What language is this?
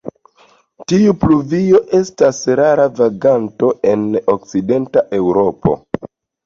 Esperanto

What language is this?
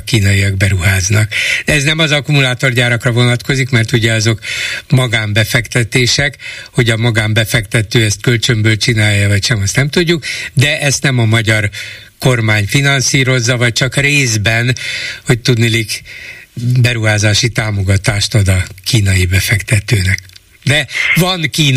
Hungarian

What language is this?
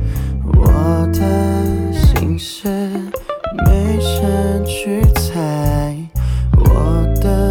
Chinese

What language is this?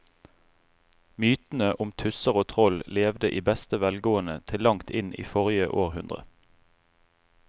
Norwegian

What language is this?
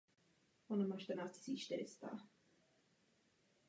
Czech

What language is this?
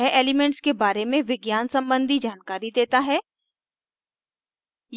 Hindi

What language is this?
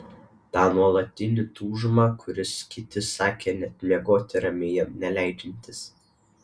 Lithuanian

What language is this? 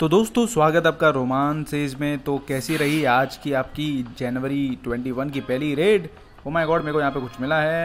Hindi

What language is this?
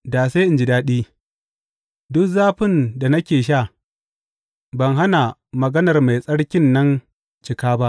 Hausa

